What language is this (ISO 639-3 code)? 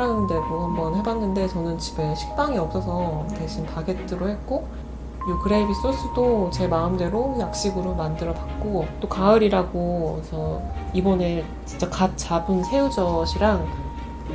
kor